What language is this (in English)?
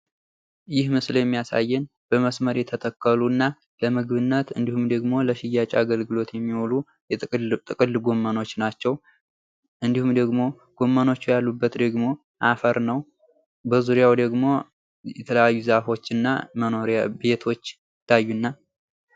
Amharic